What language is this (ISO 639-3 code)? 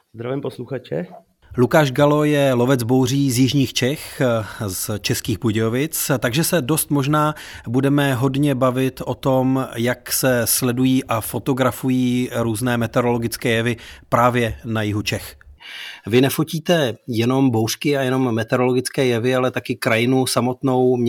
ces